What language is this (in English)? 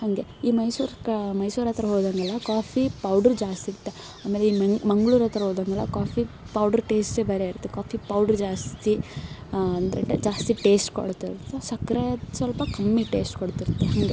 Kannada